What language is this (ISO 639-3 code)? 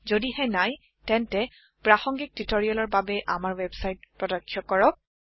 asm